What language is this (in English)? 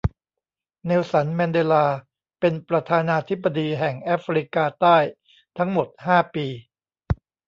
Thai